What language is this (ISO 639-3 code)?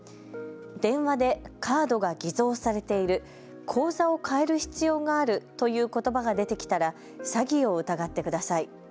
jpn